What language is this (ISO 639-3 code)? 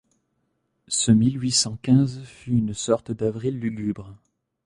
fra